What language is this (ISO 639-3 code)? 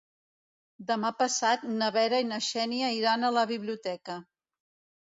cat